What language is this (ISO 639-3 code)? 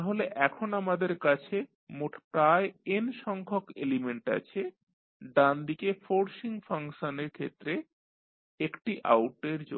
ben